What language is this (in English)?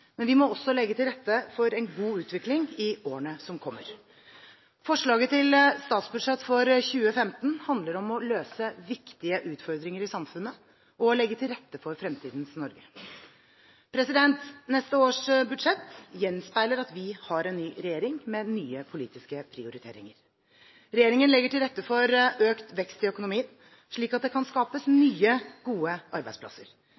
Norwegian Bokmål